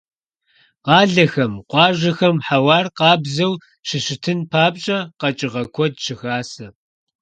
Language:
Kabardian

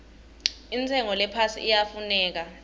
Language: Swati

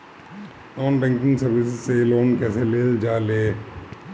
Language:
Bhojpuri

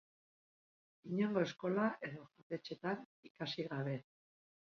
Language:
Basque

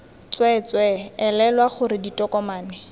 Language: Tswana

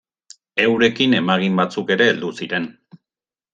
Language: Basque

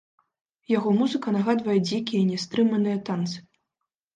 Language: Belarusian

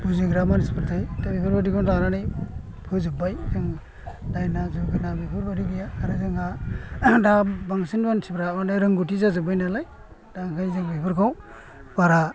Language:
Bodo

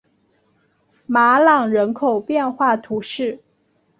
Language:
Chinese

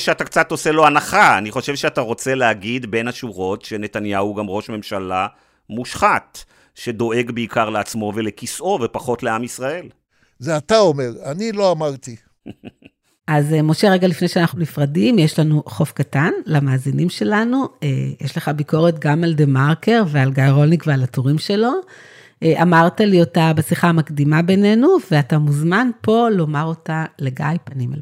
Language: Hebrew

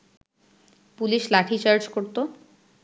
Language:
Bangla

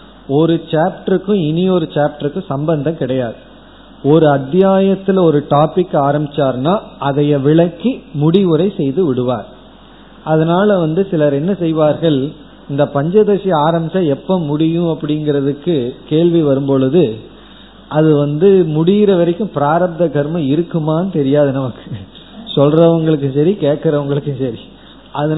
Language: Tamil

